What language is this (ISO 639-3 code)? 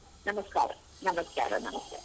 kan